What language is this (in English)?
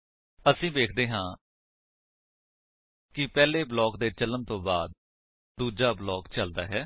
Punjabi